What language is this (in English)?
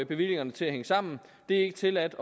Danish